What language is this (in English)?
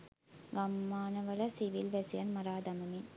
Sinhala